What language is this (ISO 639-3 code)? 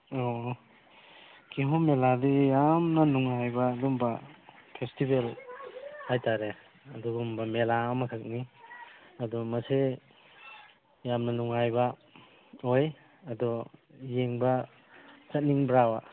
mni